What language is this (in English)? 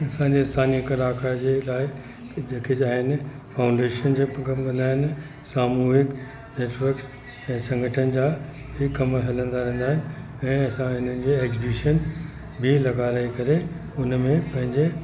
Sindhi